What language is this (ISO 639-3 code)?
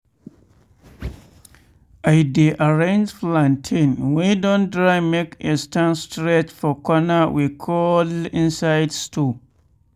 pcm